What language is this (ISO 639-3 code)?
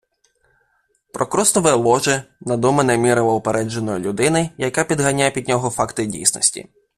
ukr